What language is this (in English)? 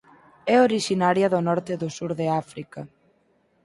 Galician